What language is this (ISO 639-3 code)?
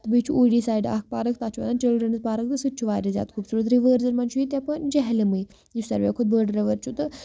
kas